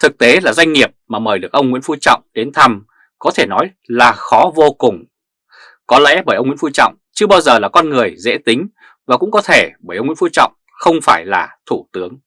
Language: Vietnamese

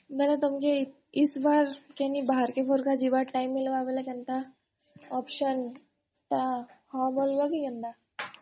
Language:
Odia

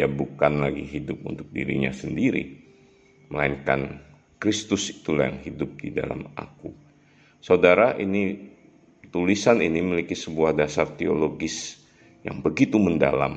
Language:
Indonesian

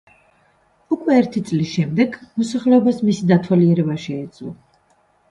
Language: Georgian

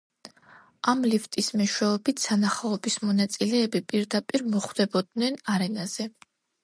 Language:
Georgian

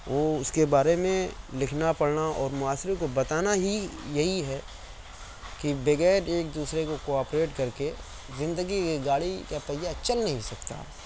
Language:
Urdu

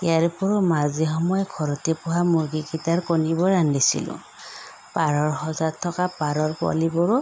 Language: Assamese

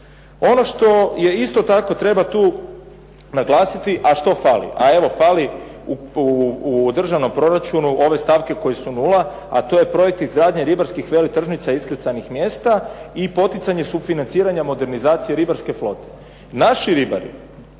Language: Croatian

